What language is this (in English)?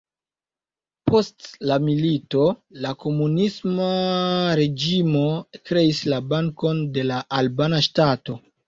Esperanto